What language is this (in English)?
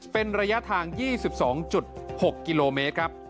Thai